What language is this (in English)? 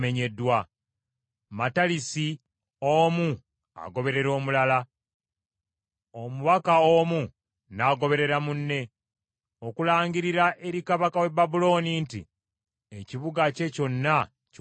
Ganda